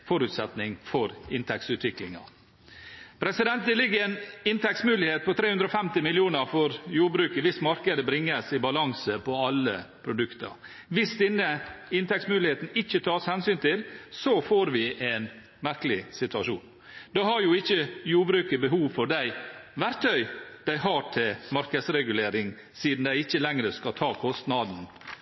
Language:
Norwegian Bokmål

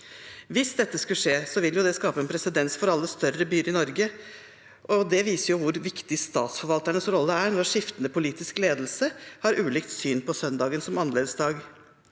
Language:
Norwegian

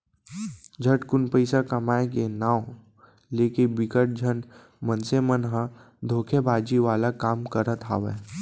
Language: Chhattisgarhi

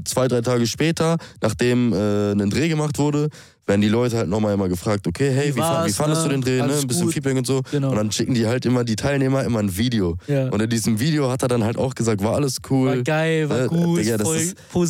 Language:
German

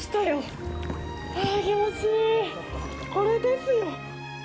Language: Japanese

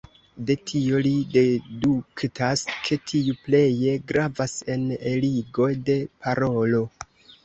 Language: Esperanto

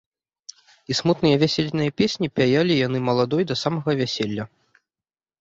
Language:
Belarusian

